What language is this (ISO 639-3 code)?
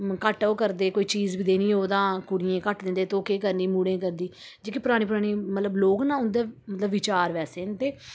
doi